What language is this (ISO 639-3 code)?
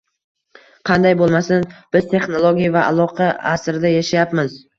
uzb